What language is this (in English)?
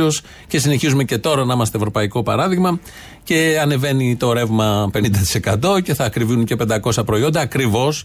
Greek